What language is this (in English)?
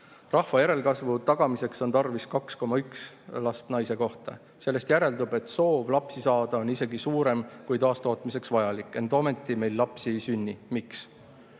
Estonian